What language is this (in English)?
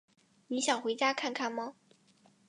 Chinese